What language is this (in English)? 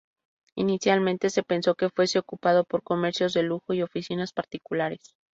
Spanish